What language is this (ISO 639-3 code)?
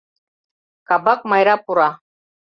chm